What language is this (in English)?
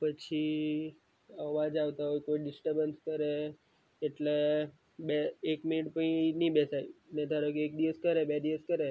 Gujarati